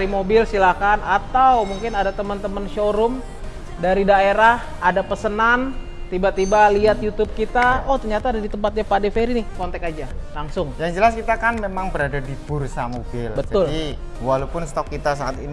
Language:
Indonesian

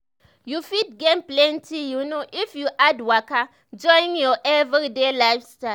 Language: Nigerian Pidgin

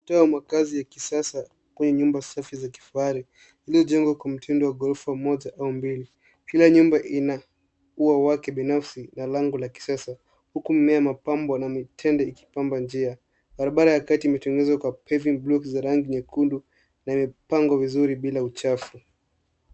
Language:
Swahili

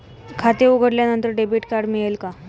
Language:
Marathi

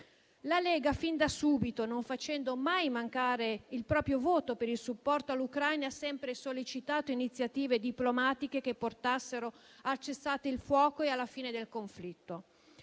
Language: Italian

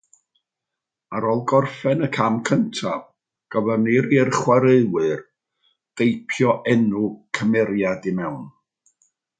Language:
Welsh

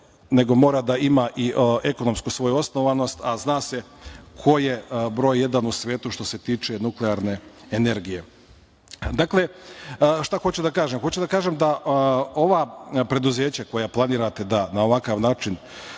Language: Serbian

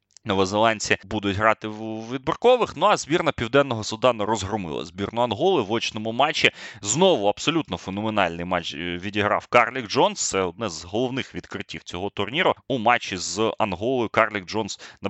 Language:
Ukrainian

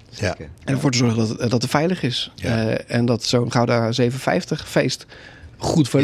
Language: Dutch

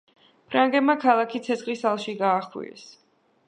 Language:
Georgian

